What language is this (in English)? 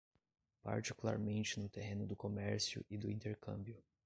Portuguese